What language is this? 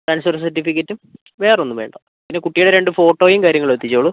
Malayalam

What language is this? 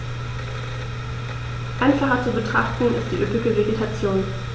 German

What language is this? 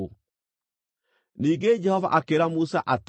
Kikuyu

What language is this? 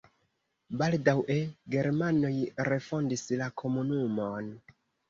Esperanto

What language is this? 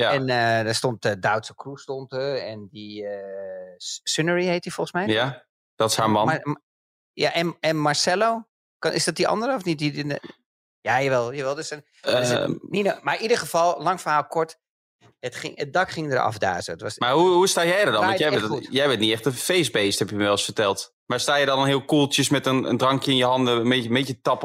Dutch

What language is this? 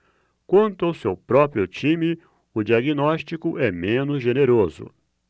Portuguese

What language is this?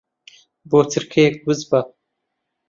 Central Kurdish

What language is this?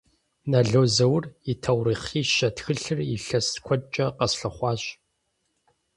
Kabardian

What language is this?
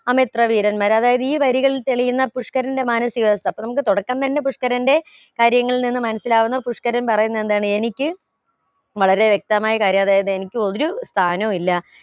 Malayalam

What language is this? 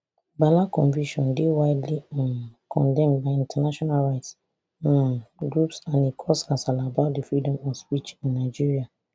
Nigerian Pidgin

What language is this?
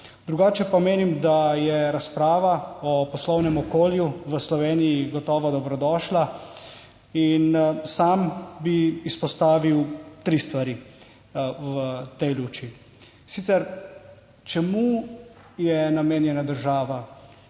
Slovenian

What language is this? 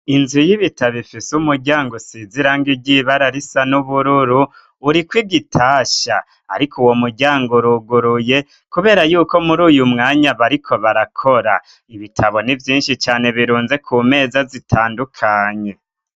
Rundi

